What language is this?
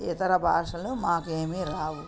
Telugu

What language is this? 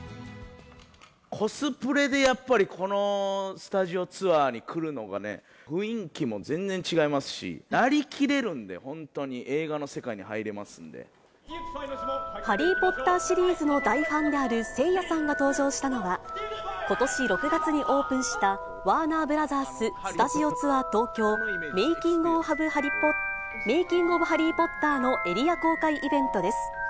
Japanese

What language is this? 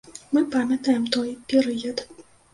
Belarusian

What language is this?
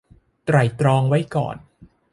Thai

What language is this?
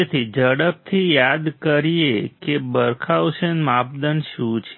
Gujarati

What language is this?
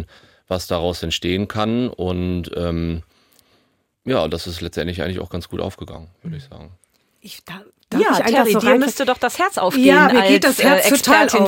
German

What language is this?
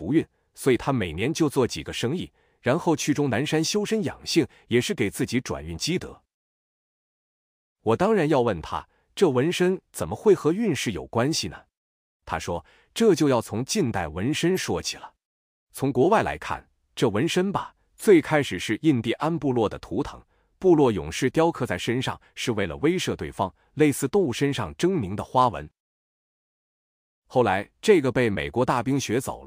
Chinese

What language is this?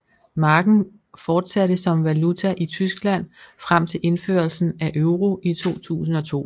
Danish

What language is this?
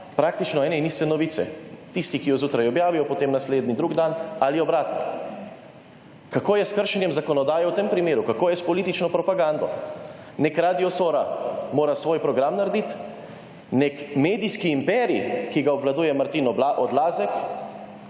Slovenian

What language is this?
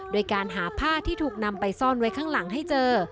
Thai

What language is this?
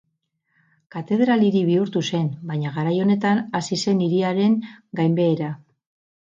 Basque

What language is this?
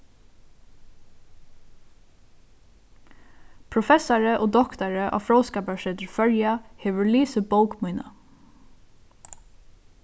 Faroese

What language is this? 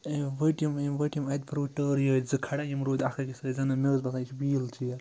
Kashmiri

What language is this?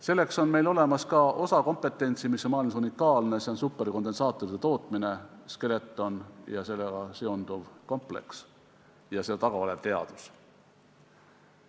Estonian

